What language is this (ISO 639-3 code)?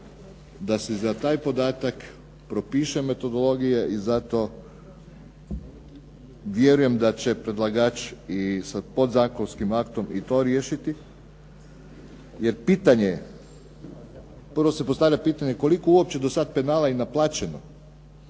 hrv